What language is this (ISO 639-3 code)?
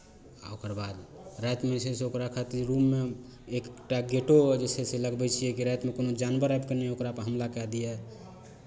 mai